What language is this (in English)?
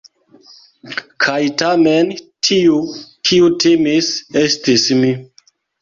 Esperanto